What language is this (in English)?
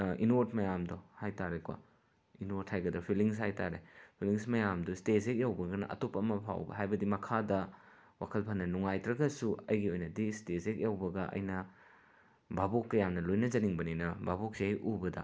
Manipuri